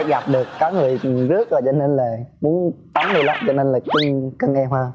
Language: Vietnamese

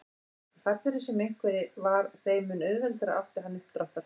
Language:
Icelandic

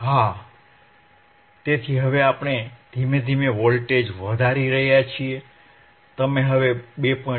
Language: Gujarati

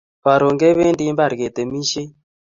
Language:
Kalenjin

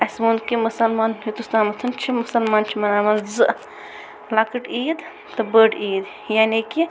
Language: Kashmiri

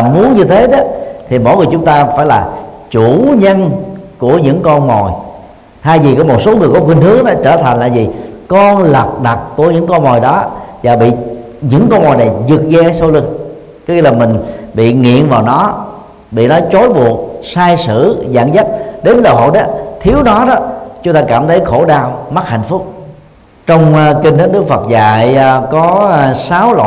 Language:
Vietnamese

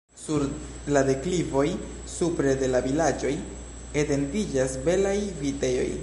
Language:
Esperanto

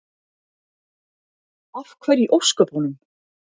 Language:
Icelandic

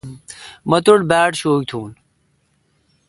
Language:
Kalkoti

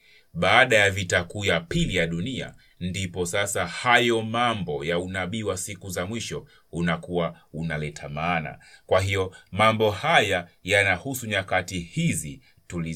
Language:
Swahili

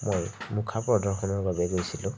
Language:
Assamese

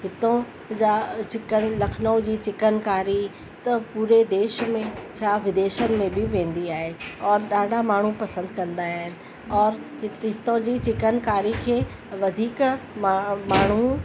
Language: Sindhi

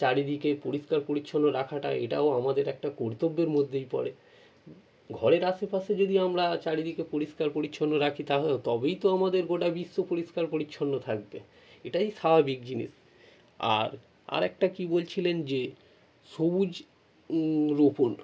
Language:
Bangla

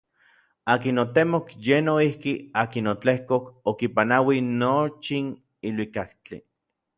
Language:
Orizaba Nahuatl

